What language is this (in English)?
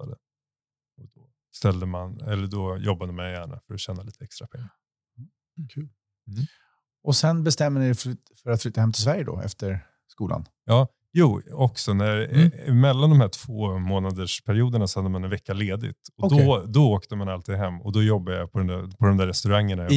Swedish